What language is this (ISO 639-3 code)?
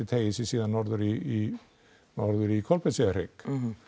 isl